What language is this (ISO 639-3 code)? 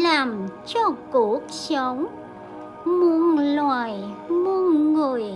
vie